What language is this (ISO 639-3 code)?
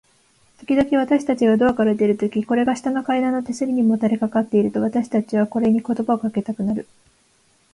jpn